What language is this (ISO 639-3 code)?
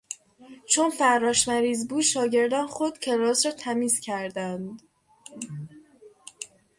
fas